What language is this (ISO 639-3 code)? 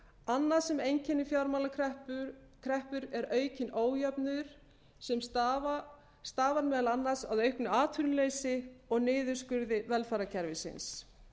isl